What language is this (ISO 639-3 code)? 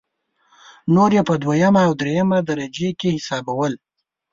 pus